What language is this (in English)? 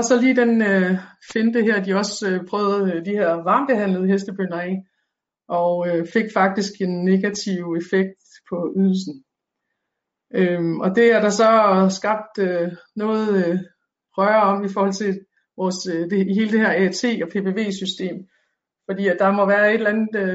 Danish